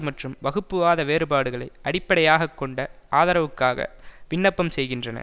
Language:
Tamil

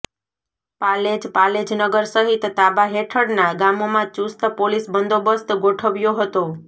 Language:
Gujarati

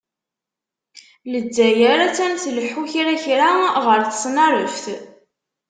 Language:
Kabyle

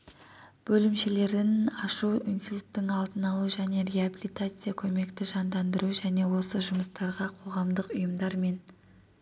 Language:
Kazakh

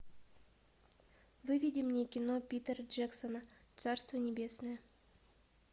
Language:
Russian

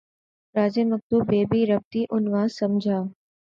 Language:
Urdu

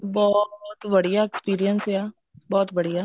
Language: Punjabi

